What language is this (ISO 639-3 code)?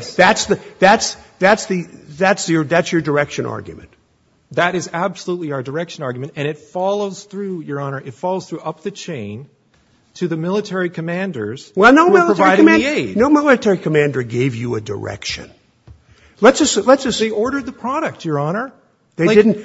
eng